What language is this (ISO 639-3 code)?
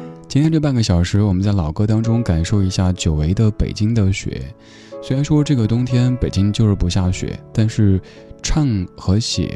zho